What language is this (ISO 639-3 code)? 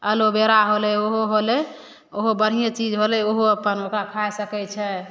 mai